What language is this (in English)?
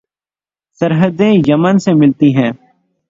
Urdu